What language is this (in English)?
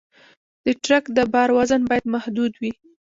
Pashto